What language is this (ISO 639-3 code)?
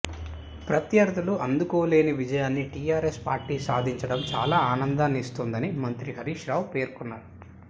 tel